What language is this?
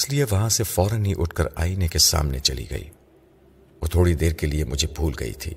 Urdu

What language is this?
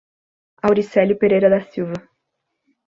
Portuguese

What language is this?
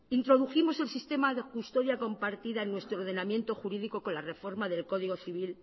Spanish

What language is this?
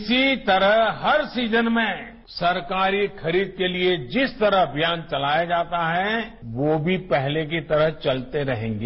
Hindi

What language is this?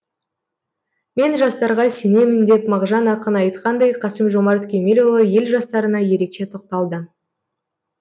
Kazakh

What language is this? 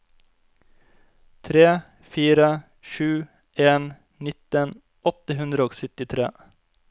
Norwegian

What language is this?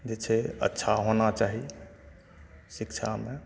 Maithili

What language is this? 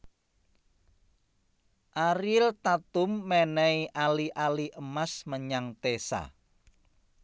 Javanese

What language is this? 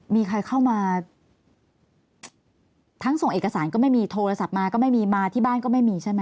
Thai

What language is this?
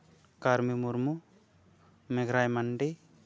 Santali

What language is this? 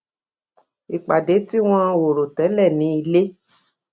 Yoruba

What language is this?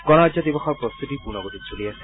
Assamese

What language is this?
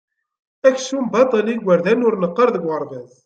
Kabyle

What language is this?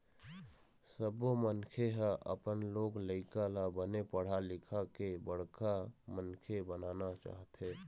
Chhattisgarhi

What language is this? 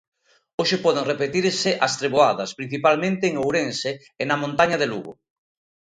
Galician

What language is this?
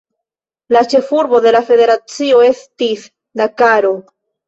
Esperanto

